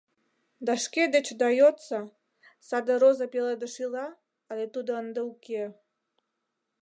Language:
Mari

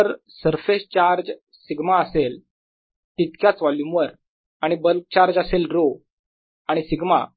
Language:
Marathi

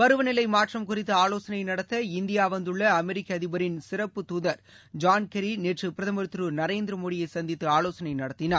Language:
Tamil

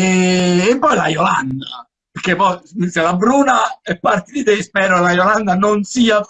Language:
Italian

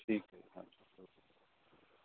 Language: Punjabi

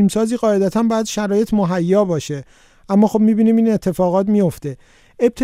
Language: Persian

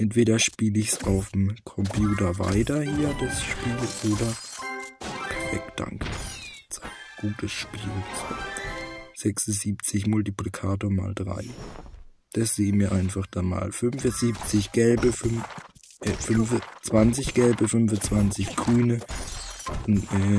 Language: German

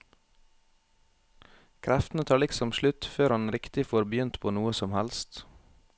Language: Norwegian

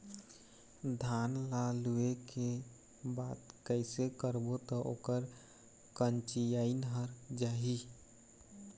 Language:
Chhattisgarhi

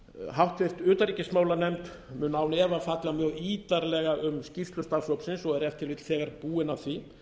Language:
Icelandic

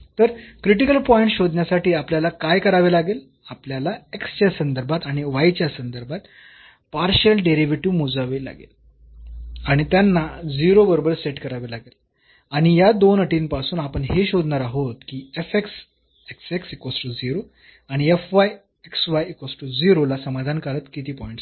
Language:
Marathi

